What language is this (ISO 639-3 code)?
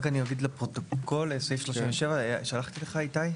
heb